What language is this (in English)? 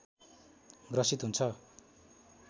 Nepali